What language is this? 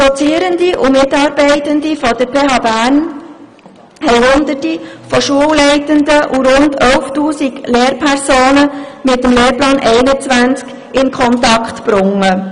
Swiss German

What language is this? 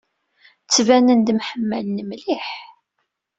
Kabyle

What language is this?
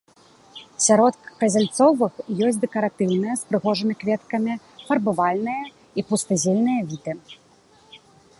Belarusian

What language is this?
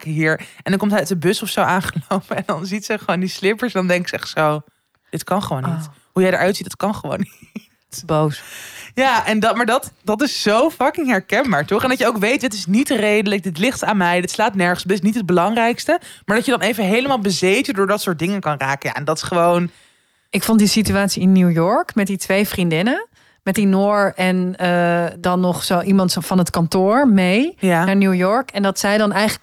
Dutch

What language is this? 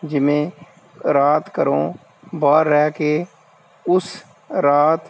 Punjabi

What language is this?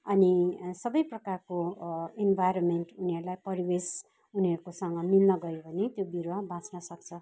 Nepali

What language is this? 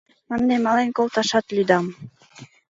Mari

